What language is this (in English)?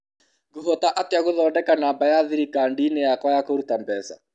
Kikuyu